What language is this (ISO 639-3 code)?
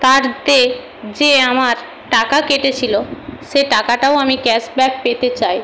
ben